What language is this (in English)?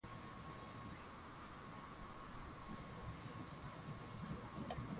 Swahili